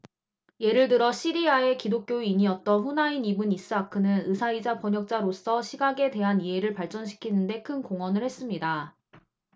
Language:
Korean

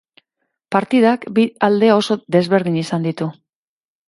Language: Basque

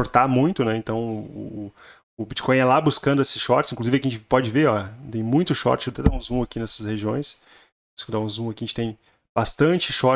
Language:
Portuguese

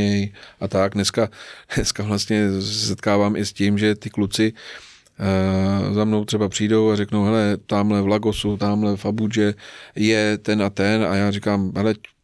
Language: Czech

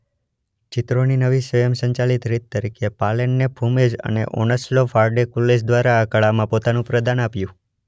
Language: Gujarati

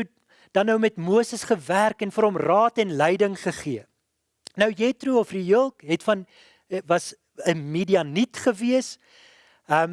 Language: Dutch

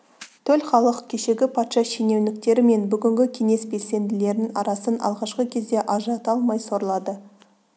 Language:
Kazakh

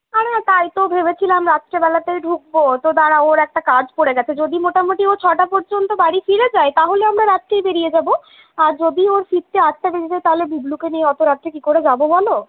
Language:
Bangla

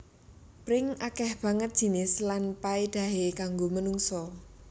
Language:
Javanese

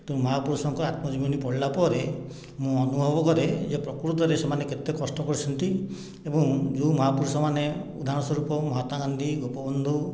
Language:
Odia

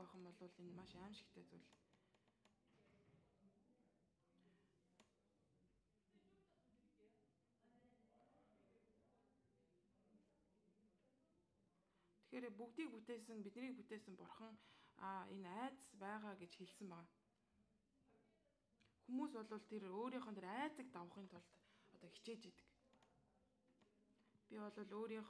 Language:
Arabic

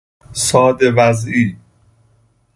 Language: Persian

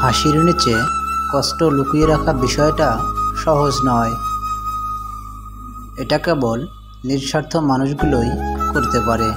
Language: Japanese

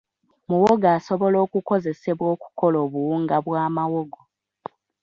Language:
Ganda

